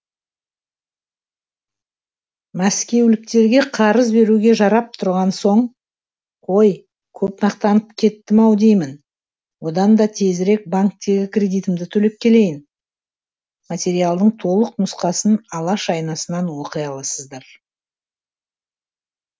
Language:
Kazakh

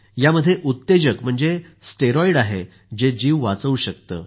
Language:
Marathi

